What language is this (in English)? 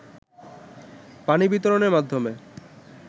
Bangla